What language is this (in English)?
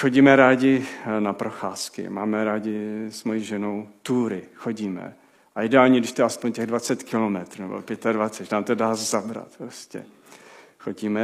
Czech